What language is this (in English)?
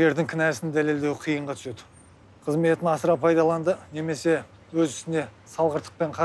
Turkish